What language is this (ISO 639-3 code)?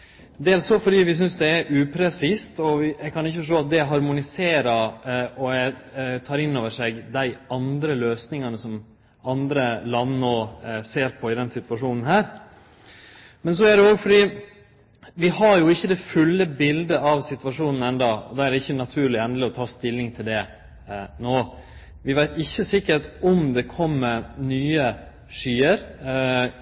nno